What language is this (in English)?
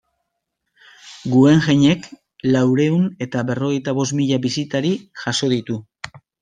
Basque